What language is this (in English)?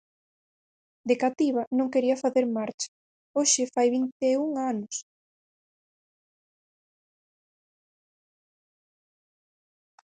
Galician